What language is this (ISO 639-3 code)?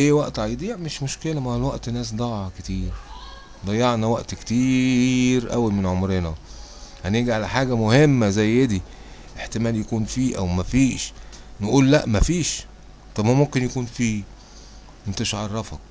ara